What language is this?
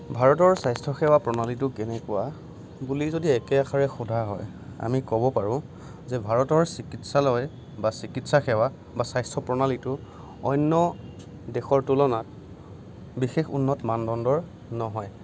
Assamese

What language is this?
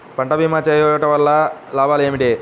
Telugu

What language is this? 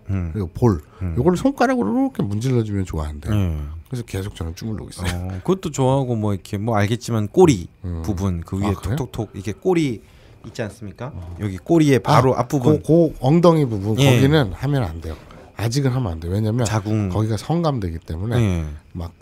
Korean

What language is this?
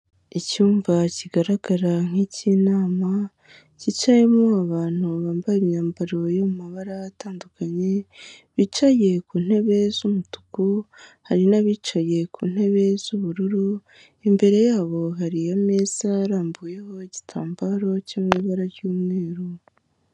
Kinyarwanda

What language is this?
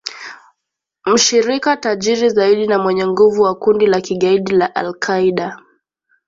Swahili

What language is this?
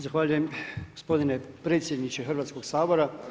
Croatian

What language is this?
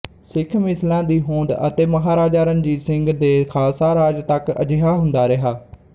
Punjabi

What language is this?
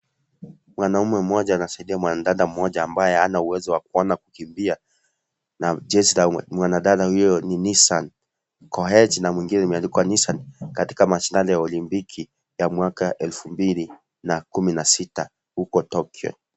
Swahili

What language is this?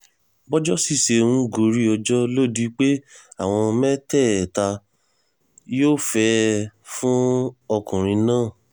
Yoruba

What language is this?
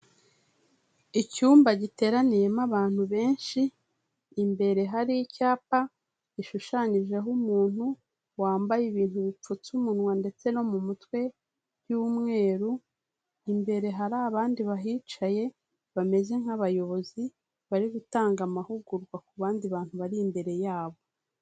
Kinyarwanda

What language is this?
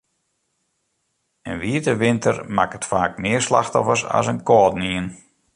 Western Frisian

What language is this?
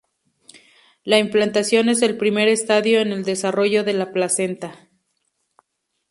Spanish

